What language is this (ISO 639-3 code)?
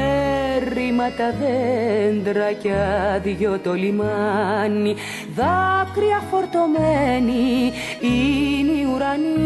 ell